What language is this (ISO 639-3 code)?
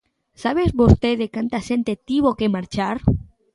glg